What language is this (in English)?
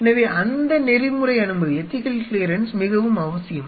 Tamil